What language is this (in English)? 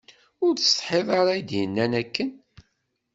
Kabyle